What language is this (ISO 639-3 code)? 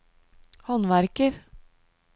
nor